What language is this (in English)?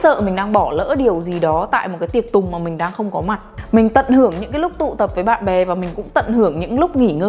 Vietnamese